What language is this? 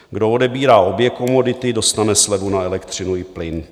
Czech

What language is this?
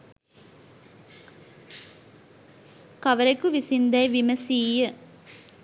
Sinhala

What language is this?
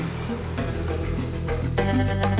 Indonesian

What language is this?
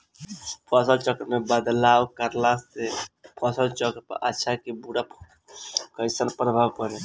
Bhojpuri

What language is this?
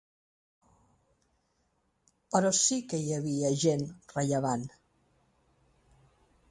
Catalan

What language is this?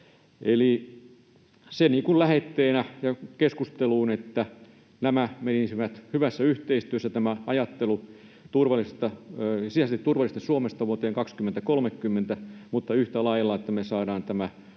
Finnish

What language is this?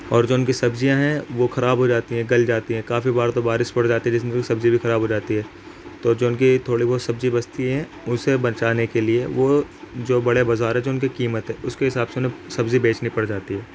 Urdu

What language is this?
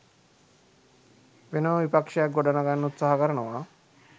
Sinhala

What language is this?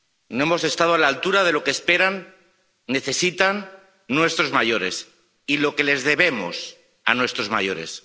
Spanish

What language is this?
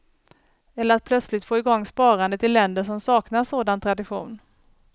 Swedish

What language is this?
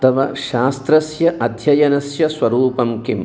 Sanskrit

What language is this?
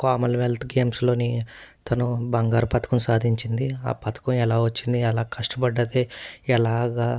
Telugu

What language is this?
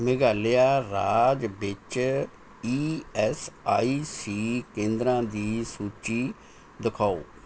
Punjabi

